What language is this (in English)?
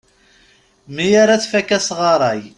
Kabyle